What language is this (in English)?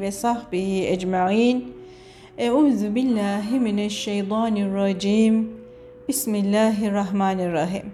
Turkish